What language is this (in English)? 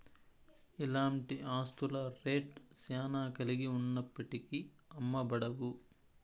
Telugu